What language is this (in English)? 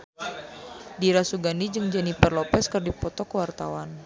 Sundanese